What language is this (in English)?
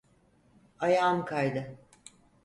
Turkish